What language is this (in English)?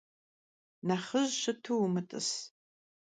Kabardian